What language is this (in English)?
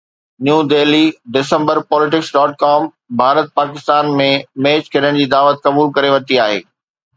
Sindhi